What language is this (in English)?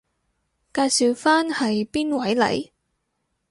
Cantonese